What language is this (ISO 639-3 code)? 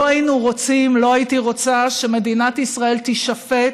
heb